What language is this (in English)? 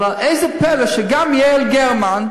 Hebrew